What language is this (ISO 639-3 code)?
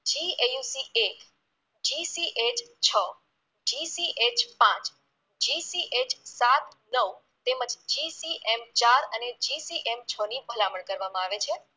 guj